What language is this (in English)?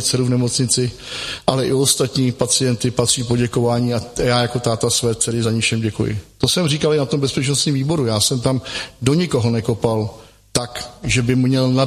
Czech